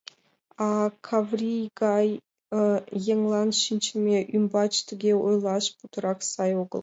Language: Mari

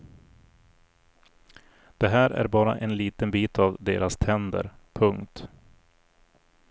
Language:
Swedish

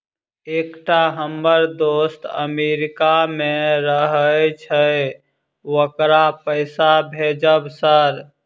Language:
Maithili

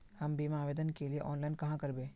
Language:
Magahi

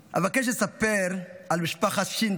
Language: Hebrew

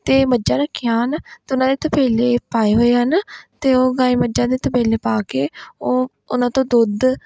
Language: Punjabi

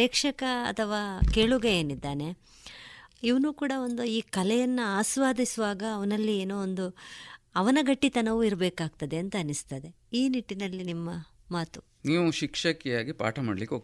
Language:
Kannada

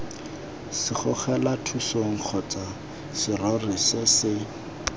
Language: Tswana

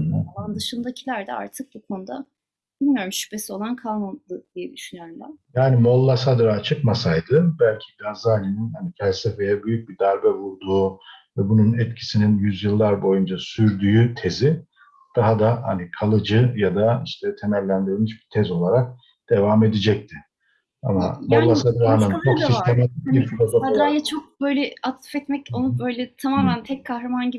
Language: Turkish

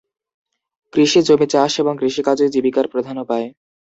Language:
Bangla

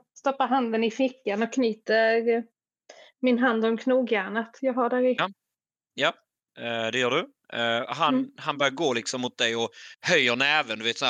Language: Swedish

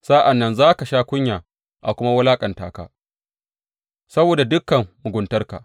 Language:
Hausa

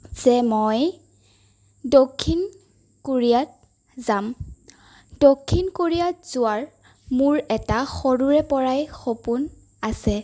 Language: Assamese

